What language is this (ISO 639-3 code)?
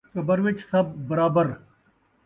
skr